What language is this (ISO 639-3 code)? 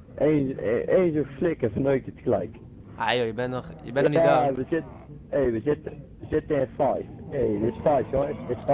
nld